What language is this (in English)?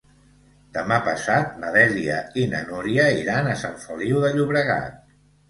Catalan